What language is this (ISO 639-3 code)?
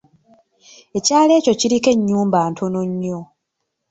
lug